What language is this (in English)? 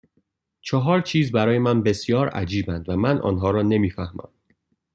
Persian